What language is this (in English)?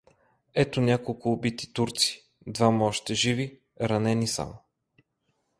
Bulgarian